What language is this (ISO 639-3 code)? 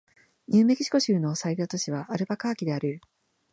jpn